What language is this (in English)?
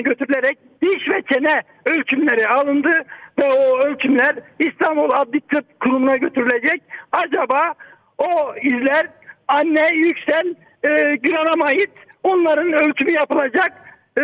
Turkish